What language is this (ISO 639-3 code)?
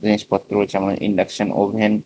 ben